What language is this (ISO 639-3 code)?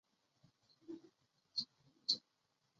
zho